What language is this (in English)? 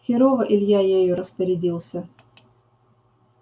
Russian